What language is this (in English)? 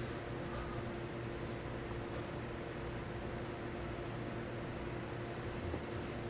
Korean